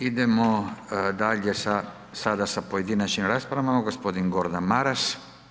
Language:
Croatian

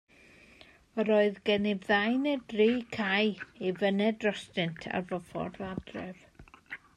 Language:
Welsh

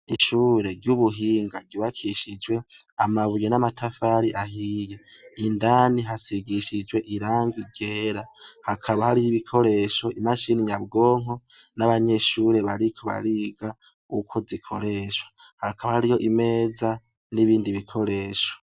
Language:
Rundi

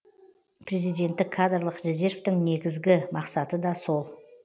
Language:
Kazakh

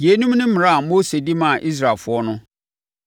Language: Akan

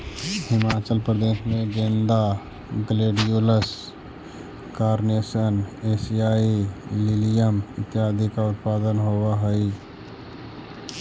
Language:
Magahi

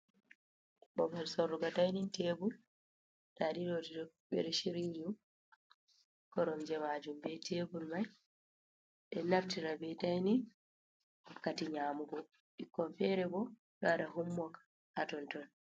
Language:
Fula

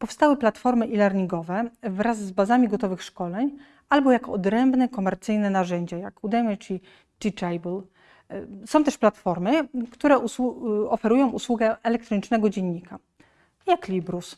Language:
Polish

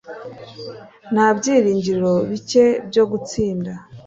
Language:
Kinyarwanda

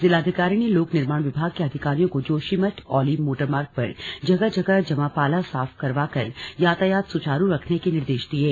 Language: Hindi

